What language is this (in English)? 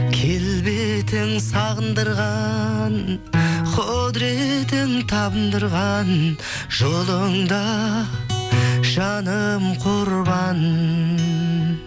Kazakh